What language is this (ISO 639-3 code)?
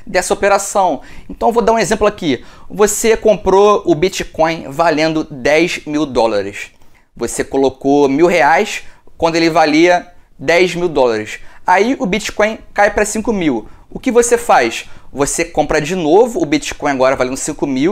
por